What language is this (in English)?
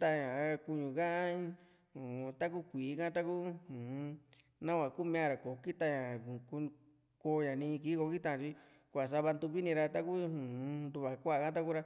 Juxtlahuaca Mixtec